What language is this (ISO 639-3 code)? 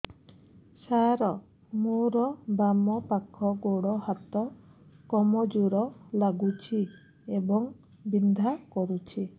ori